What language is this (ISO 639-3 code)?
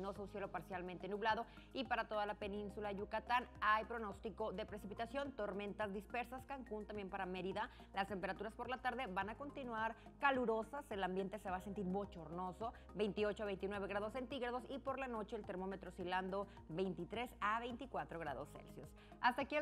spa